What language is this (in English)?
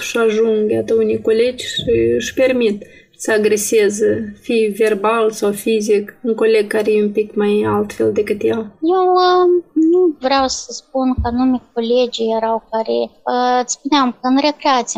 Romanian